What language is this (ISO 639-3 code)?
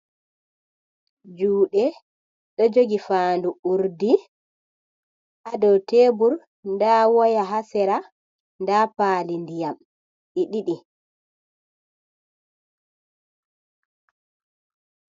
ful